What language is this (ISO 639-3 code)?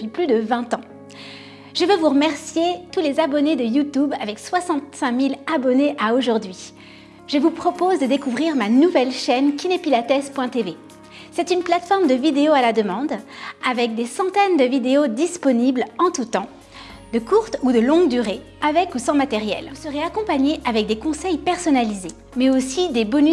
fra